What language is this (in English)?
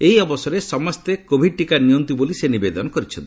Odia